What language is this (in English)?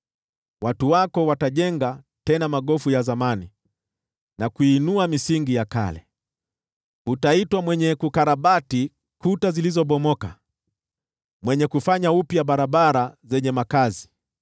Swahili